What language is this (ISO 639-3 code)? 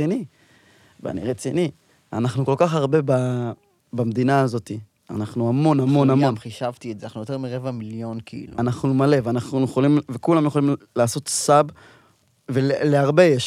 heb